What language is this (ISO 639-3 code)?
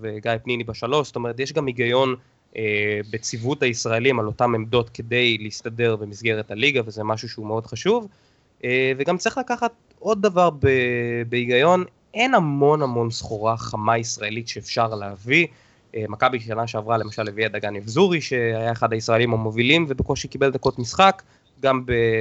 heb